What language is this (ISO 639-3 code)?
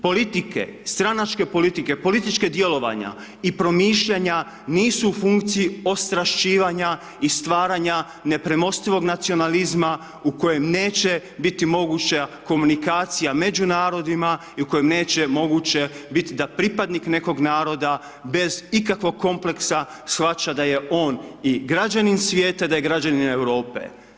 hrv